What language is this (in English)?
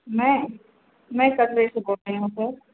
Hindi